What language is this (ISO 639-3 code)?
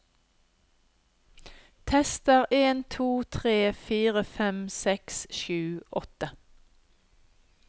nor